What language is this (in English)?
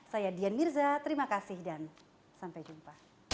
Indonesian